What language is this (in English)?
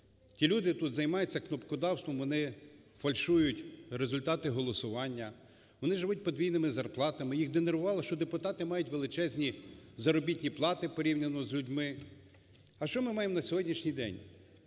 Ukrainian